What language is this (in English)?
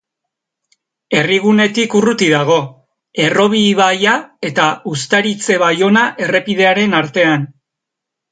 Basque